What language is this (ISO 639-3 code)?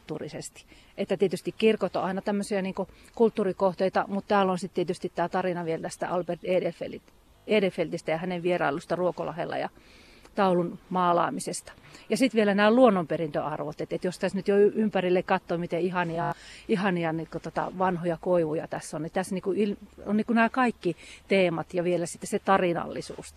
fin